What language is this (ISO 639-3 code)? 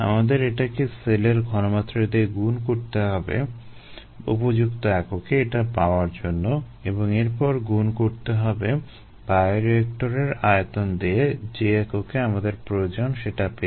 ben